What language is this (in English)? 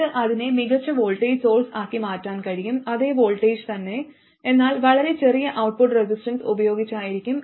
Malayalam